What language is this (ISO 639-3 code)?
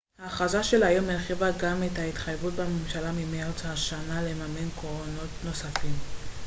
heb